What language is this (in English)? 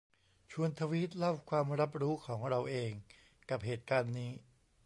Thai